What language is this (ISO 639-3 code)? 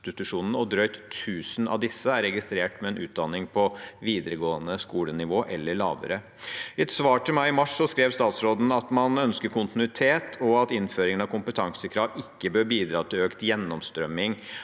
nor